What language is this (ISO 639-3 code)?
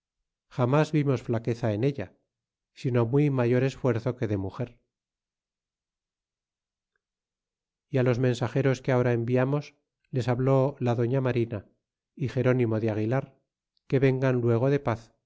spa